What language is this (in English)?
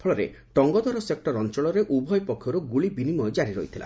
Odia